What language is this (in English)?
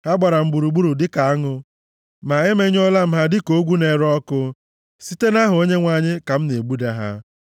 Igbo